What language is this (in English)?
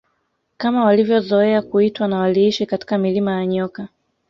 Swahili